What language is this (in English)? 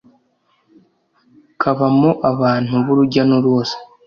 Kinyarwanda